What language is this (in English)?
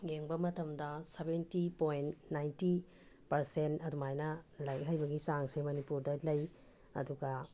Manipuri